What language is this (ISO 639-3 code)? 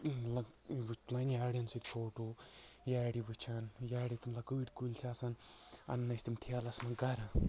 kas